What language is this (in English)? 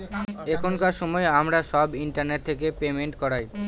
Bangla